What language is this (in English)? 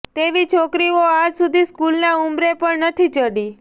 Gujarati